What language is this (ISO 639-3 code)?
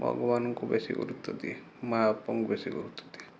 ori